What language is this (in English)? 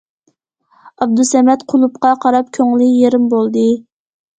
Uyghur